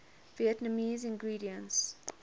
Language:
English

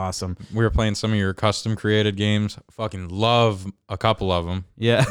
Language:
English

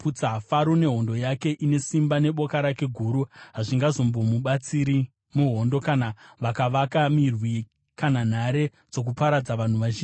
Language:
Shona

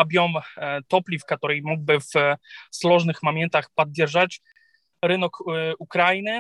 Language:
Ukrainian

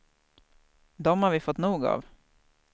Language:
Swedish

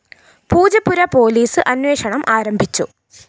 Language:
Malayalam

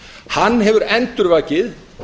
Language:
Icelandic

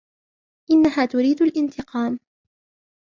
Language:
Arabic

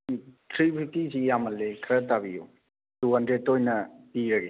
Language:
Manipuri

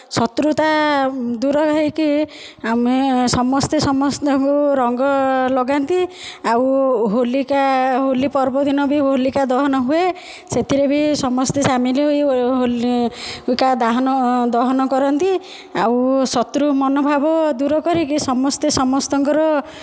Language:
Odia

